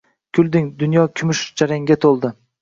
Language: Uzbek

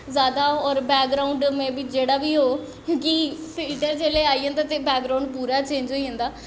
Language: Dogri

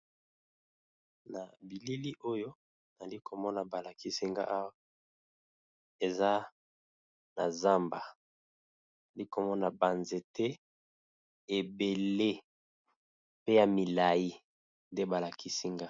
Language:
Lingala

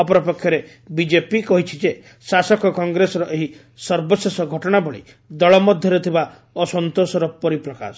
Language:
Odia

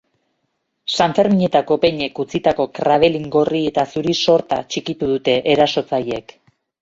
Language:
Basque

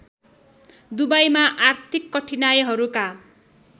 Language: Nepali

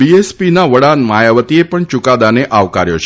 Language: Gujarati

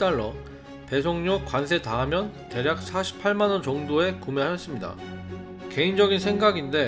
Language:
Korean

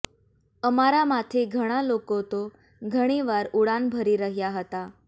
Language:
Gujarati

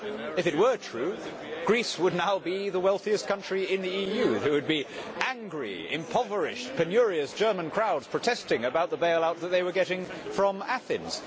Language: English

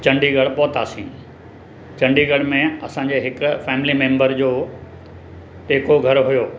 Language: Sindhi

